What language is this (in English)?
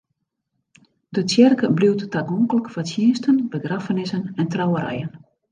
Western Frisian